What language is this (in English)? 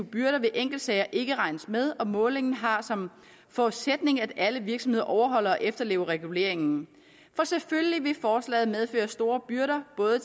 Danish